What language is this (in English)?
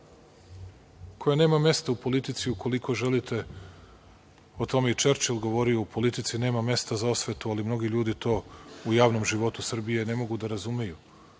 Serbian